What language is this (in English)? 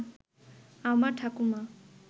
Bangla